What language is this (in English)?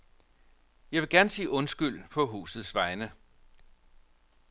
Danish